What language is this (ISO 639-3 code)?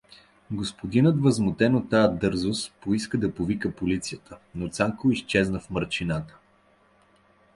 bul